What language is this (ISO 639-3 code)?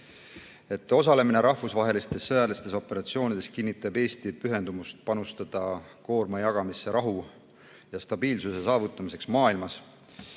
est